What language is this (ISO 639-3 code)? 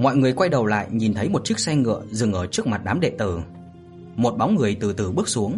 vie